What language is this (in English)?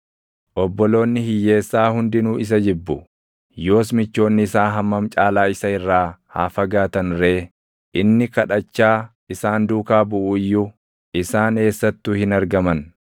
Oromo